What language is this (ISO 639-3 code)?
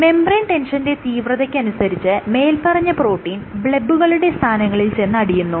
mal